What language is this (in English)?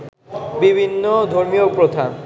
Bangla